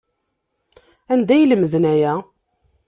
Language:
Kabyle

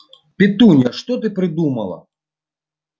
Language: Russian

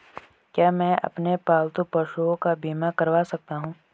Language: Hindi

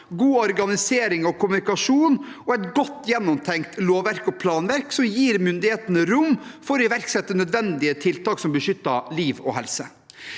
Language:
Norwegian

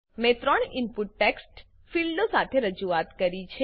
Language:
Gujarati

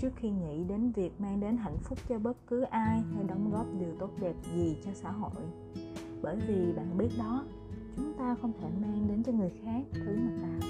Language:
Vietnamese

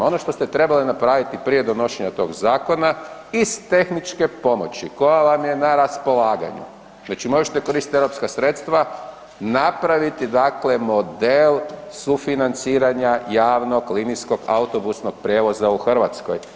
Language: Croatian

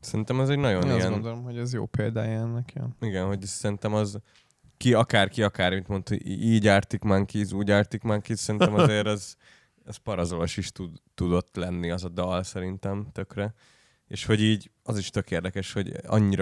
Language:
Hungarian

